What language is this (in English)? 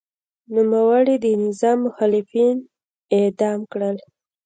Pashto